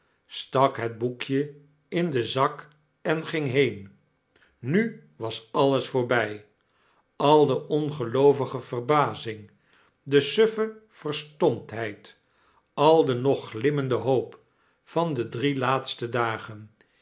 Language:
Dutch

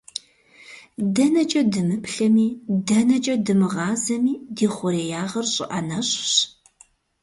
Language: Kabardian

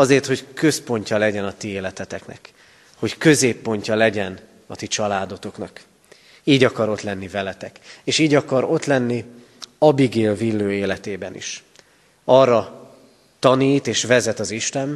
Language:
Hungarian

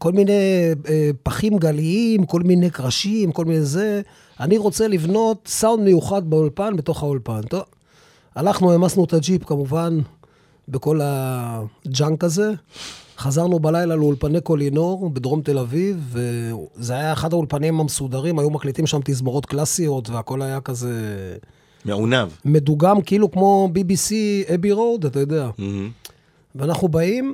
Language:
Hebrew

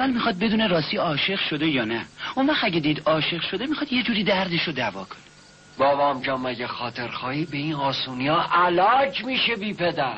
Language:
Persian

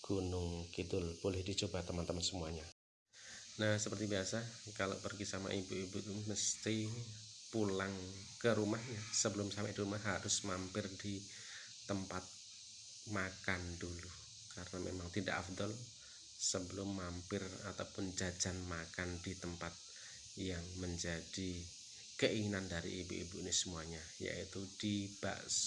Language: Indonesian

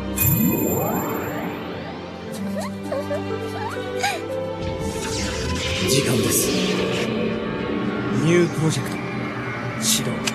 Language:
Japanese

